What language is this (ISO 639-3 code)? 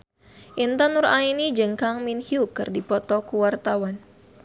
sun